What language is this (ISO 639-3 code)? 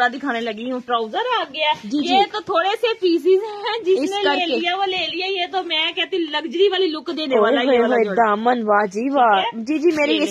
hin